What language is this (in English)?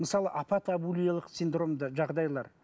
Kazakh